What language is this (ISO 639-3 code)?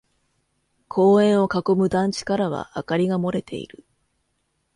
jpn